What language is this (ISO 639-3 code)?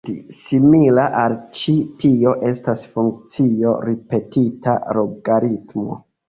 epo